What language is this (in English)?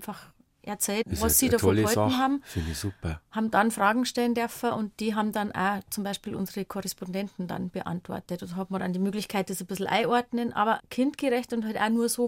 German